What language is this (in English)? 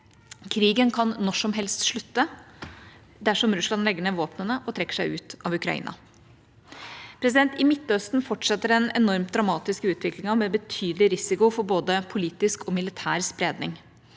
Norwegian